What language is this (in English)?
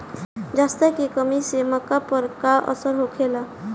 Bhojpuri